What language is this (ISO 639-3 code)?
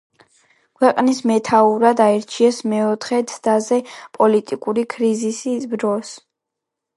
kat